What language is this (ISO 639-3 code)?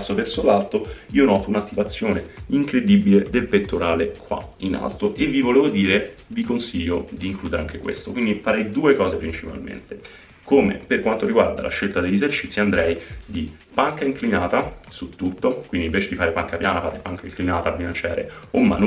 ita